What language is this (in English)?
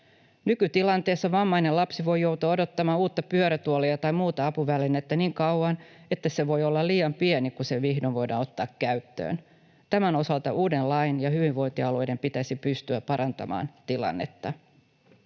Finnish